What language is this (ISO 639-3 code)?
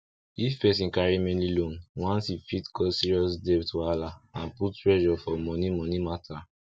pcm